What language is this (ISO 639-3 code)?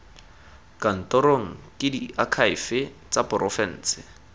tsn